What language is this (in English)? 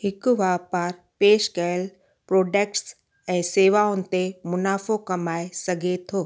Sindhi